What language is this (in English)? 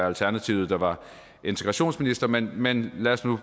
Danish